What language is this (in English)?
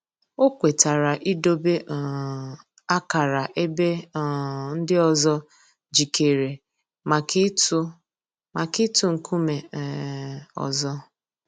Igbo